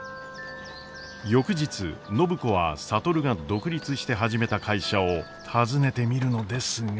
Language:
Japanese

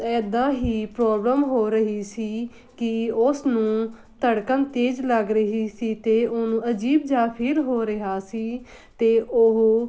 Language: Punjabi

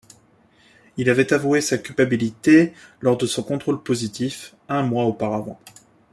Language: French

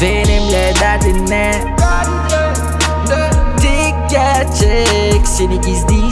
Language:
Turkish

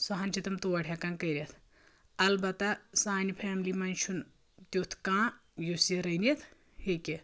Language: Kashmiri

